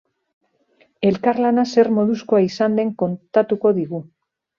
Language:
Basque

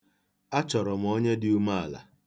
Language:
Igbo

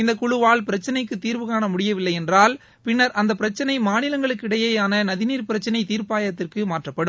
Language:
Tamil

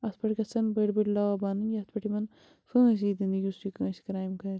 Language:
Kashmiri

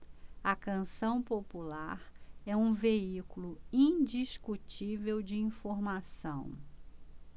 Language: Portuguese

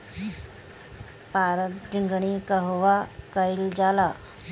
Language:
Bhojpuri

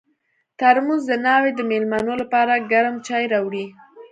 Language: Pashto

